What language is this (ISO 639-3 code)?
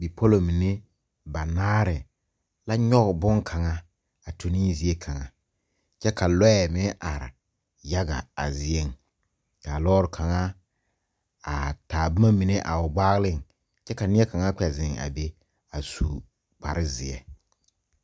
dga